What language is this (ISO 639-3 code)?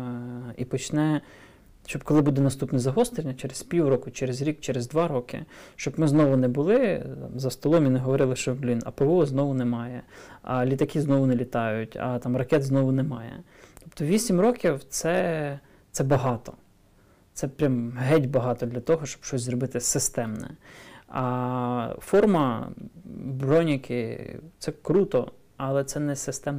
ukr